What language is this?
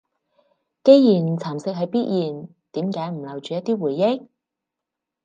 Cantonese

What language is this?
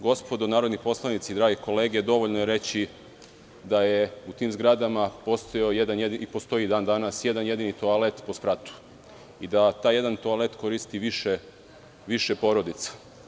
Serbian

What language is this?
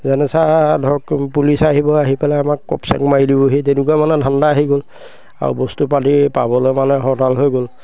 Assamese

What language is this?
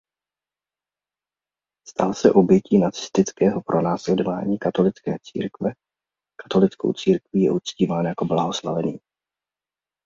Czech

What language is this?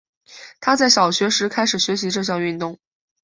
Chinese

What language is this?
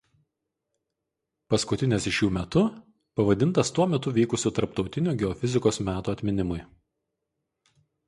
Lithuanian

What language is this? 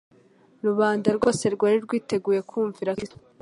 Kinyarwanda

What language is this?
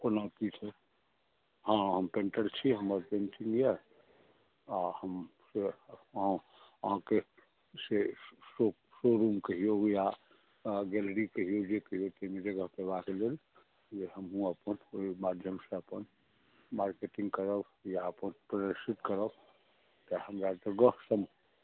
Maithili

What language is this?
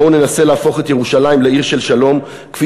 Hebrew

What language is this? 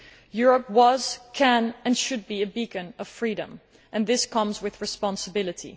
English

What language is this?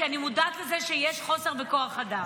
Hebrew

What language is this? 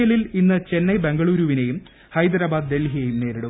Malayalam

